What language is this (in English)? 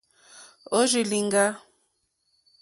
Mokpwe